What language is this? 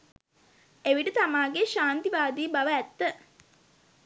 Sinhala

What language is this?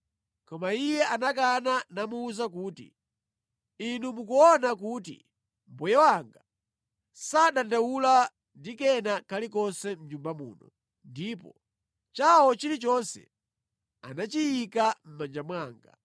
Nyanja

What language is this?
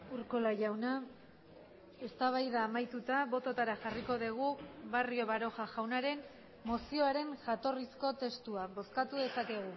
Basque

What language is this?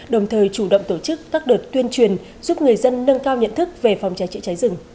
Vietnamese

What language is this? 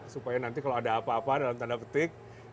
Indonesian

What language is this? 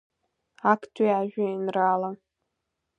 Abkhazian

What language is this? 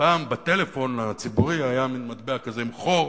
Hebrew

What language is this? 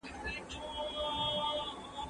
Pashto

